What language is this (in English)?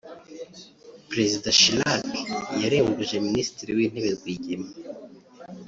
Kinyarwanda